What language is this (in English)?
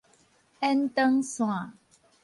Min Nan Chinese